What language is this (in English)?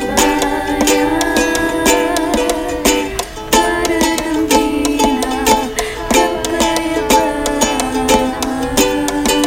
Filipino